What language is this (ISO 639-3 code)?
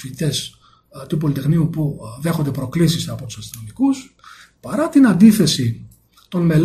ell